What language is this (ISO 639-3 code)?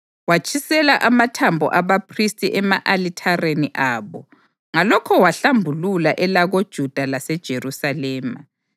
nde